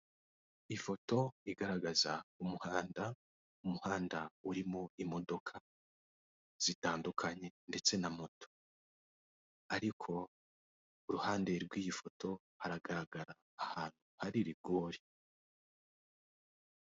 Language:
Kinyarwanda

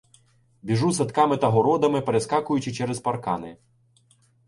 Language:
Ukrainian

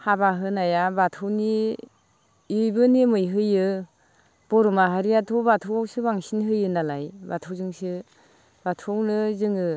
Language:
Bodo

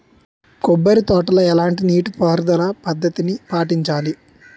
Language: Telugu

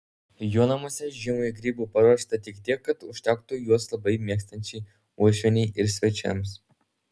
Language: Lithuanian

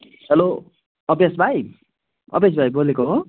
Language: Nepali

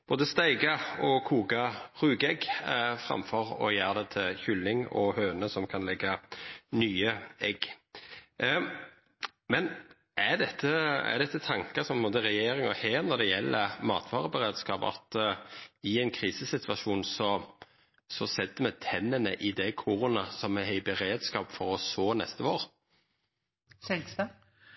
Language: Norwegian Nynorsk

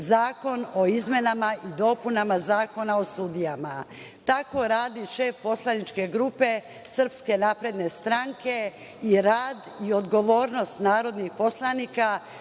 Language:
Serbian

